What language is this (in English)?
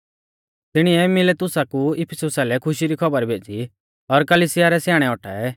Mahasu Pahari